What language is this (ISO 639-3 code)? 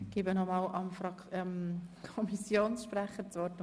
gsw